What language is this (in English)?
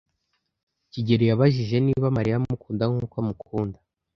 Kinyarwanda